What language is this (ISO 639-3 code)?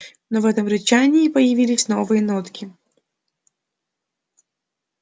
rus